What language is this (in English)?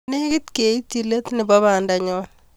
Kalenjin